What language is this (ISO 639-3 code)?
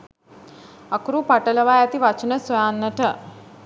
sin